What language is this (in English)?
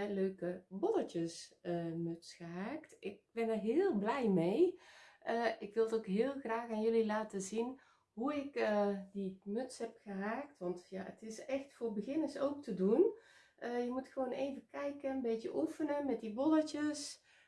Dutch